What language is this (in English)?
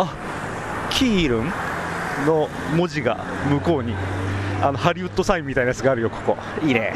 Japanese